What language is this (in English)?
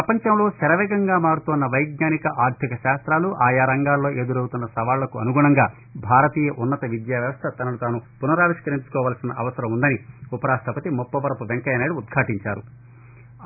Telugu